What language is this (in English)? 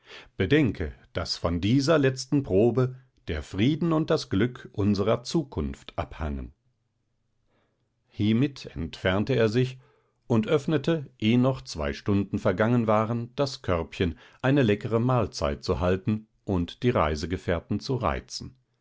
German